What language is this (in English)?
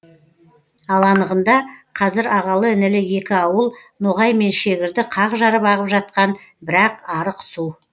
Kazakh